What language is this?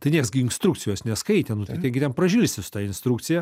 Lithuanian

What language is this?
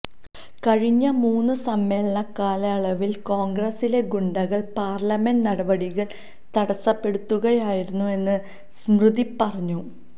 Malayalam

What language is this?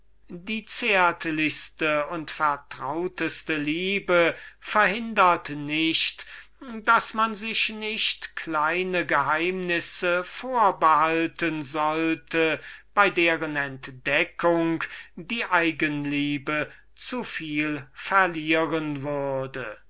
German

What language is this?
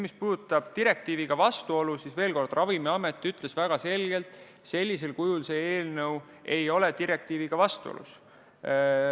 Estonian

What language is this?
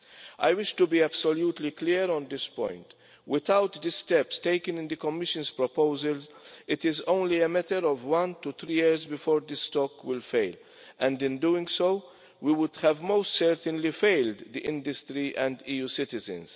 English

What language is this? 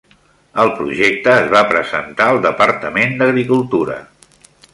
Catalan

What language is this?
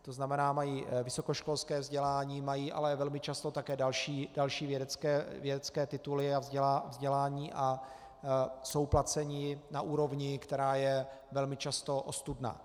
Czech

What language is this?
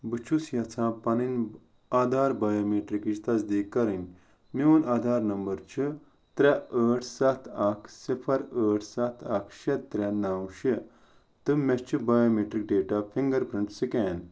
Kashmiri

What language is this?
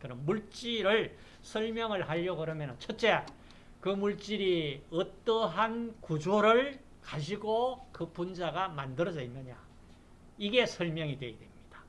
Korean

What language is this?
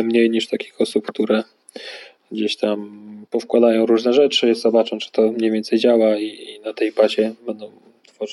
Polish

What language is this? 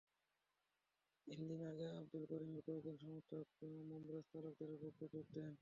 Bangla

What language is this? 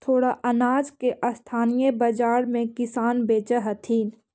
Magahi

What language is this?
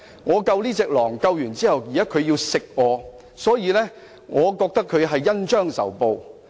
Cantonese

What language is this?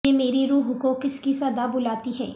Urdu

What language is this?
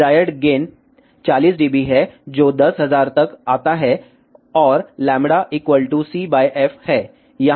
Hindi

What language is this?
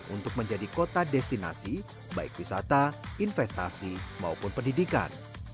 Indonesian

